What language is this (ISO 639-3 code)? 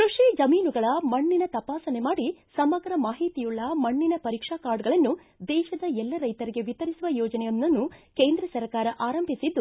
kan